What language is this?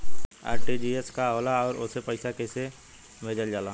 Bhojpuri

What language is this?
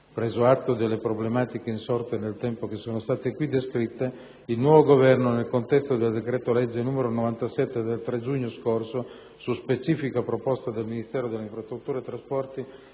Italian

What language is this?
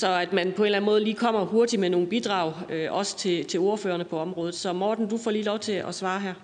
Danish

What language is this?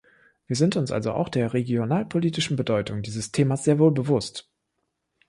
German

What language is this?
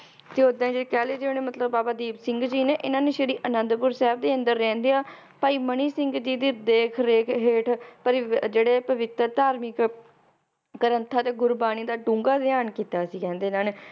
Punjabi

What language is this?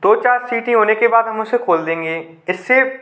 Hindi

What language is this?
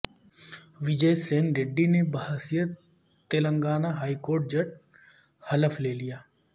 Urdu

